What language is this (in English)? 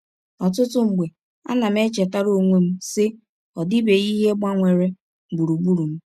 Igbo